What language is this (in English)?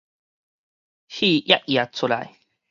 Min Nan Chinese